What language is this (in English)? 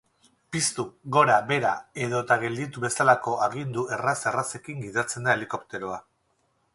Basque